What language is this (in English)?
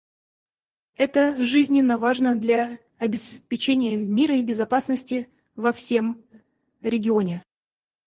Russian